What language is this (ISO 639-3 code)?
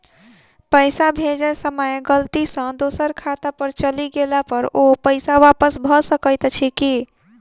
mai